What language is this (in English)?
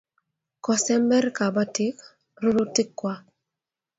Kalenjin